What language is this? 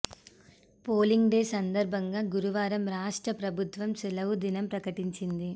Telugu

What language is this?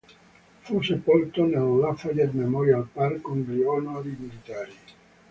Italian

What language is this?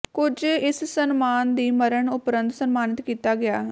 Punjabi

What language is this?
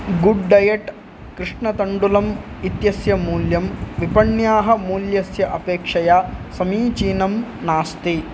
Sanskrit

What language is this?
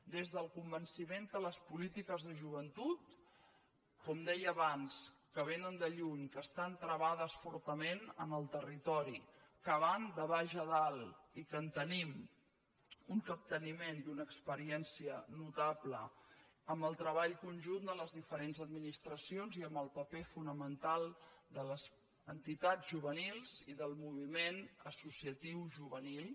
Catalan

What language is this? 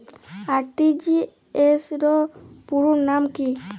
Bangla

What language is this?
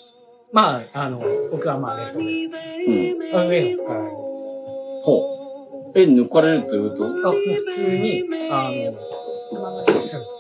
Japanese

